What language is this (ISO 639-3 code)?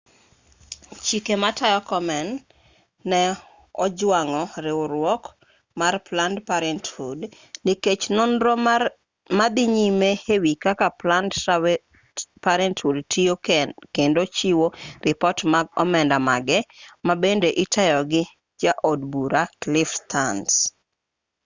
luo